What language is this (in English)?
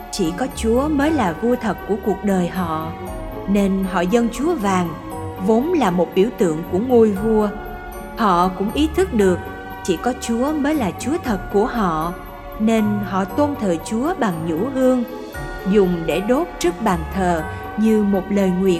Vietnamese